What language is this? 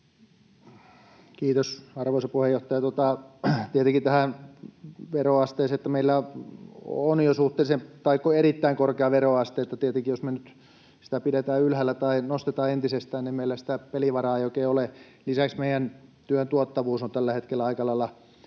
Finnish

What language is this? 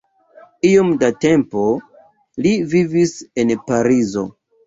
Esperanto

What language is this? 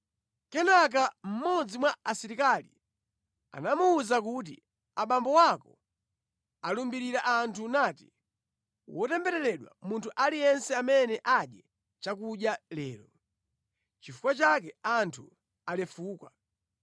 Nyanja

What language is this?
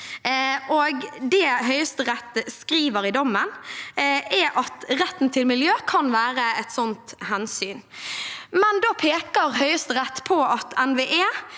Norwegian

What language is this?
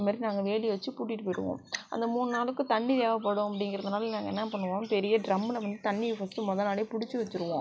Tamil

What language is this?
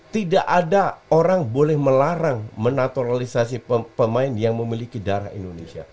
Indonesian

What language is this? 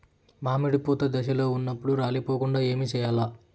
Telugu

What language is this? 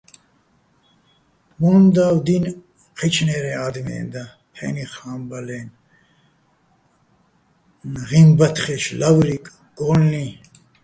Bats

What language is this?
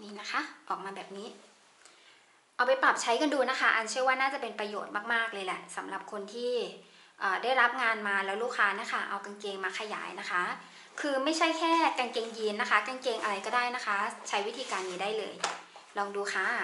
Thai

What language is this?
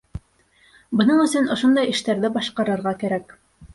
Bashkir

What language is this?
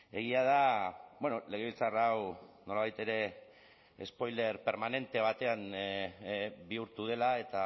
Basque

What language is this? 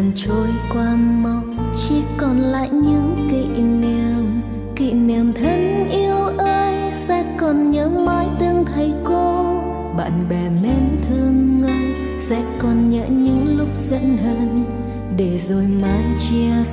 Vietnamese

